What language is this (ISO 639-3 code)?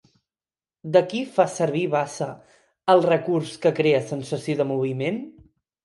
cat